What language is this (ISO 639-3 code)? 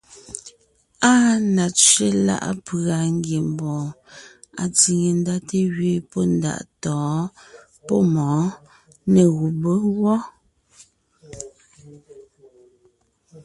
nnh